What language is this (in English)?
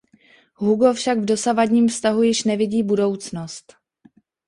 Czech